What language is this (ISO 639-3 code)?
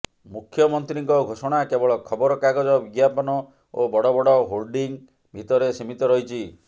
ori